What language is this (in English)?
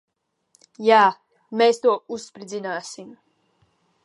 Latvian